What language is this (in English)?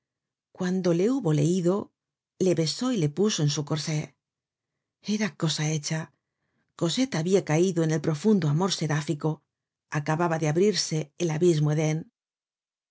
Spanish